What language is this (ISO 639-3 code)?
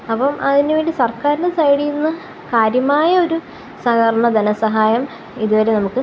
mal